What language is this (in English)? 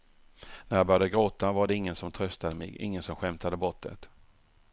Swedish